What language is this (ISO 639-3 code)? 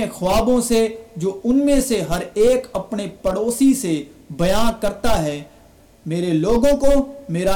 urd